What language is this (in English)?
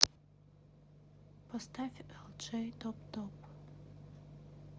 Russian